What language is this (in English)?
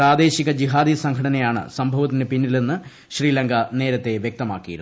Malayalam